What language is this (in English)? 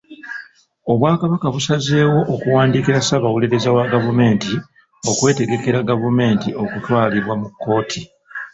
Ganda